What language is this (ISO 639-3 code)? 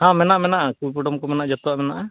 sat